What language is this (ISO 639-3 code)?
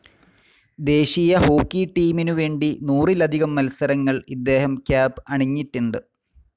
mal